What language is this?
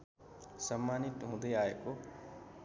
Nepali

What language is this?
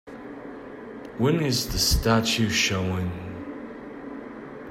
English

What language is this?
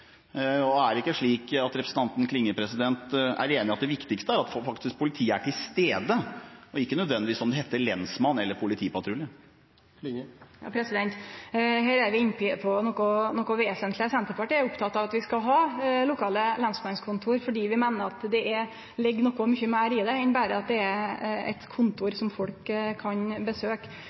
Norwegian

